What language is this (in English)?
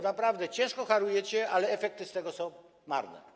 Polish